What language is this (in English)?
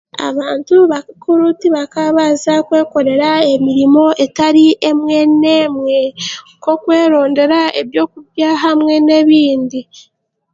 Chiga